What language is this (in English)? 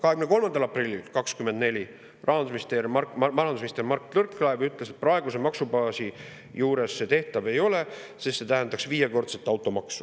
Estonian